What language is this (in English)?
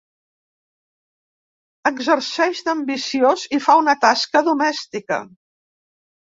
Catalan